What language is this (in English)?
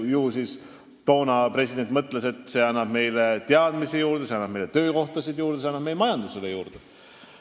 Estonian